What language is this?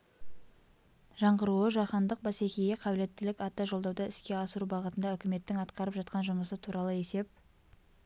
Kazakh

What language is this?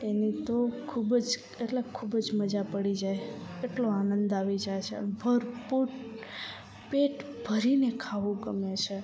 Gujarati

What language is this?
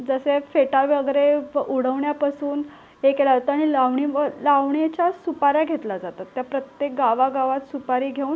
Marathi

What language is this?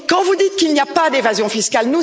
French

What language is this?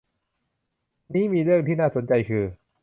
Thai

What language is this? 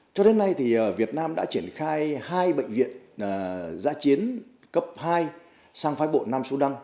Vietnamese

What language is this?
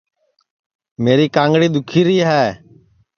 Sansi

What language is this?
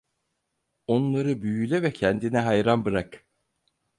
Turkish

